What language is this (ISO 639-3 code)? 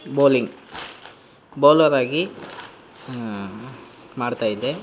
kan